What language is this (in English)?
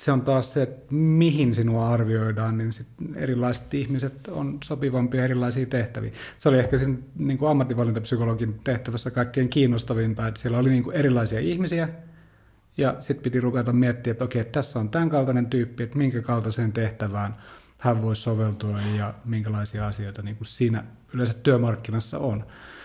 Finnish